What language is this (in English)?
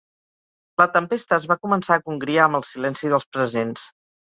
Catalan